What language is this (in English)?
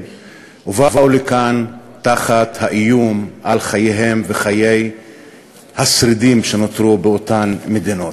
Hebrew